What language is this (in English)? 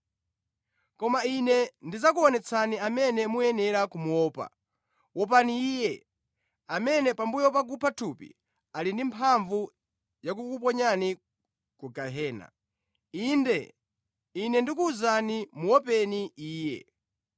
Nyanja